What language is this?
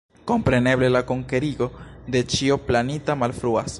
Esperanto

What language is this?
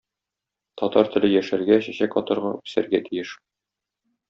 Tatar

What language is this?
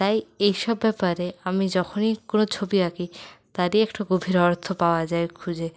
Bangla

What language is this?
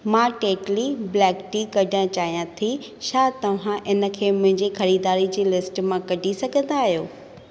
Sindhi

